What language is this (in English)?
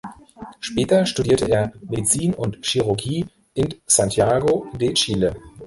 German